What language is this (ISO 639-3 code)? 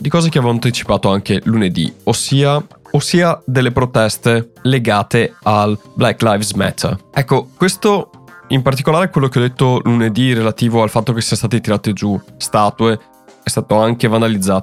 ita